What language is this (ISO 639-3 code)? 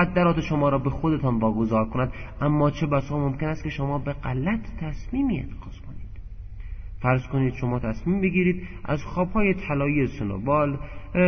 fas